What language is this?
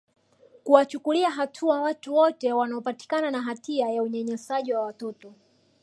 Swahili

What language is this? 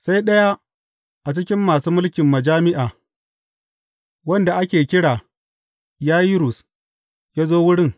Hausa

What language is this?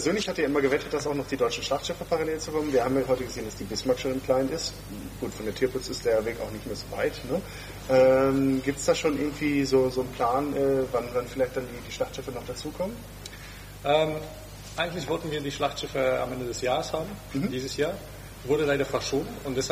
German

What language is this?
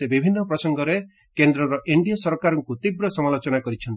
Odia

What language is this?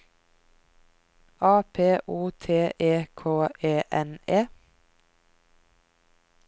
Norwegian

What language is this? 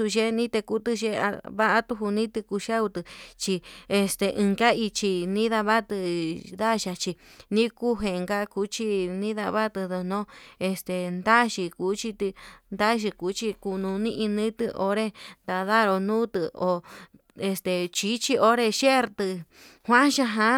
Yutanduchi Mixtec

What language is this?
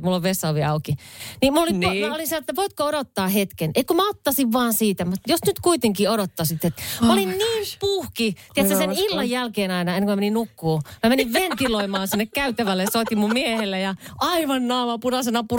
Finnish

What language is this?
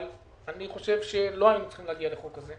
Hebrew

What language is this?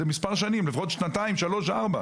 Hebrew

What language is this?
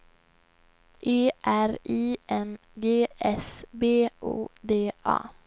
Swedish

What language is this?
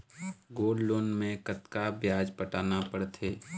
Chhattisgarhi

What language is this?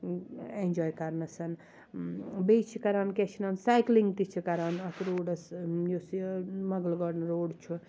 Kashmiri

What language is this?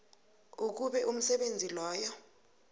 South Ndebele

